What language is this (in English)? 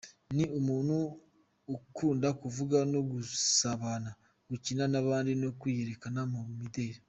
Kinyarwanda